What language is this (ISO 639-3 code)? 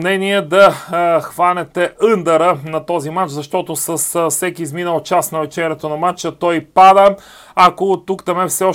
bul